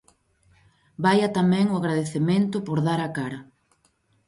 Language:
Galician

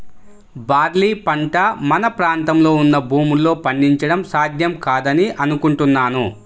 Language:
Telugu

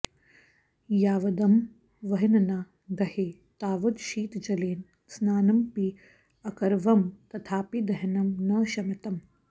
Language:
Sanskrit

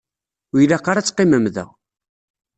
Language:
Kabyle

